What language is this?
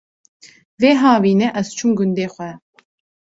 Kurdish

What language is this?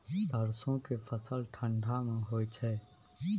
Maithili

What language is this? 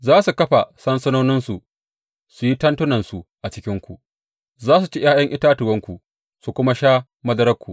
Hausa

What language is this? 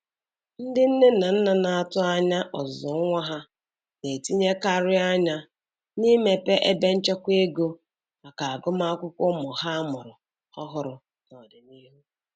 Igbo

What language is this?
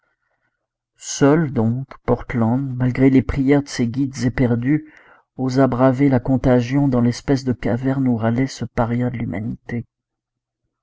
French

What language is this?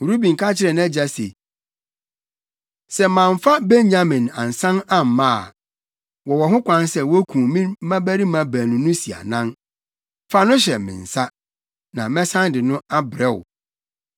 Akan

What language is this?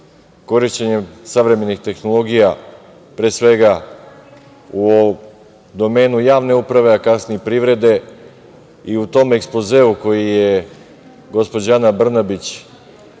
Serbian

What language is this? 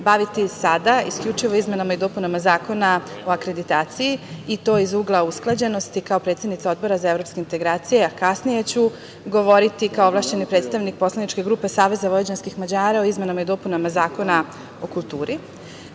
Serbian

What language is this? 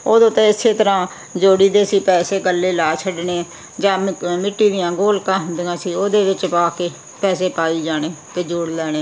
Punjabi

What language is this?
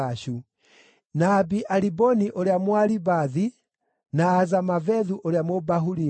Kikuyu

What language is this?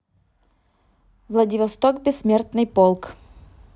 Russian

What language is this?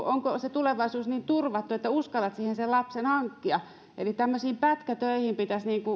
Finnish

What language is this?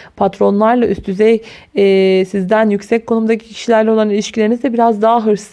Turkish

